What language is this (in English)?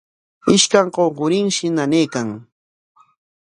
Corongo Ancash Quechua